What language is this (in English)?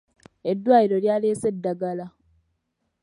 Ganda